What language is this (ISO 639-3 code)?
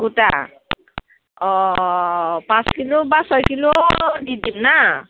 asm